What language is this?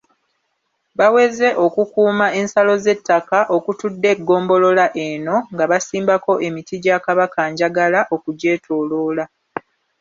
Ganda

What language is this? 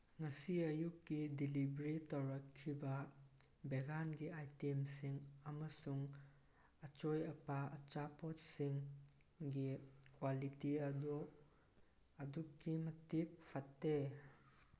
Manipuri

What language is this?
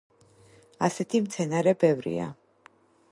Georgian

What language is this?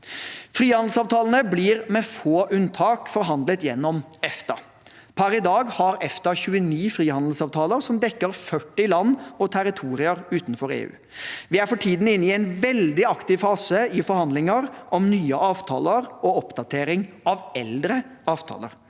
Norwegian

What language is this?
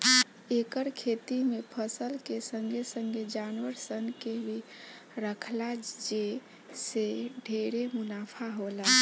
Bhojpuri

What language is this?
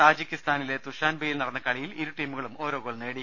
Malayalam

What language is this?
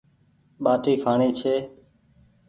Goaria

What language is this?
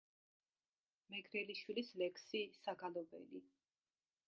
Georgian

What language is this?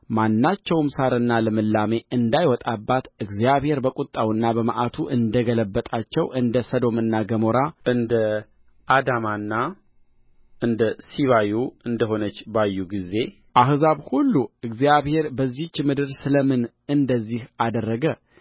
Amharic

